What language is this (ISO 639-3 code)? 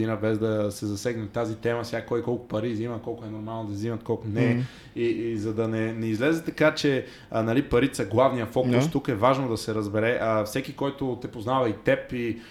bul